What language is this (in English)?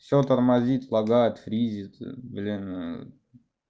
Russian